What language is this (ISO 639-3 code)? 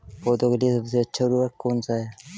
hin